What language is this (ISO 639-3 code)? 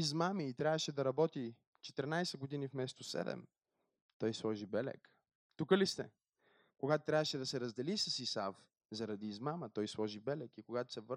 bul